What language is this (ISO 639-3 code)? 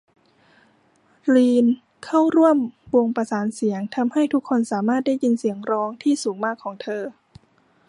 tha